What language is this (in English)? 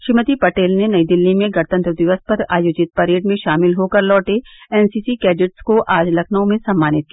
Hindi